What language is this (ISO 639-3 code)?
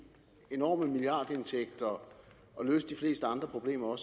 dan